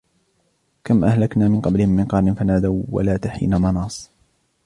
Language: Arabic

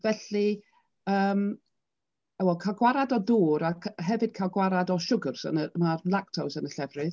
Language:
Welsh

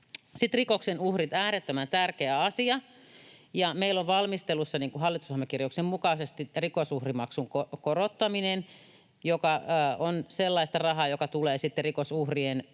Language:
Finnish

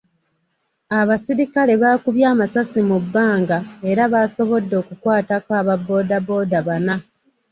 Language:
Ganda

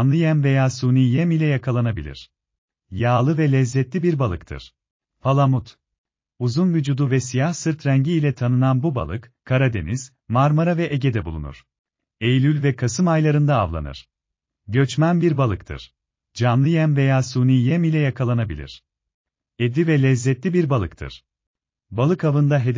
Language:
Turkish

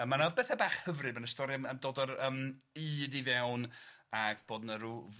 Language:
Welsh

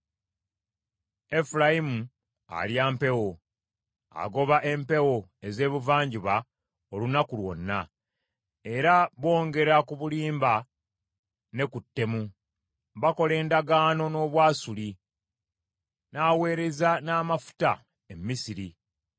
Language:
Ganda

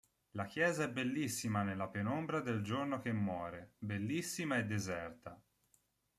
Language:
Italian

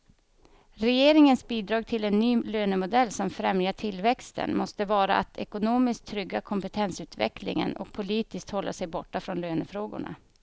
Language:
Swedish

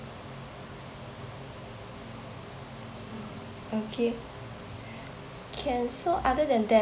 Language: English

